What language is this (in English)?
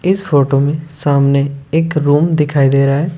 Hindi